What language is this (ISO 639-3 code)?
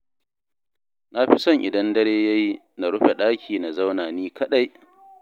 hau